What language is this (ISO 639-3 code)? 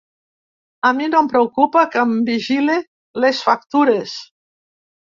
cat